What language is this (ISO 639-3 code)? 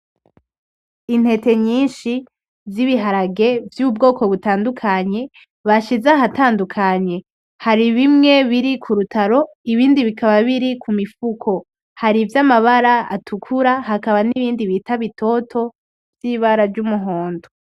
run